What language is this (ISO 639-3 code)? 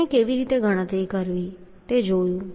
guj